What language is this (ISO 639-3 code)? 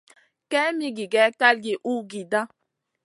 mcn